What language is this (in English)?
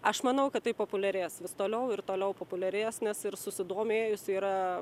Lithuanian